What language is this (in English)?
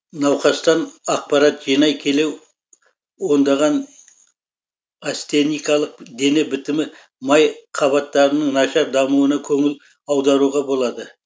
Kazakh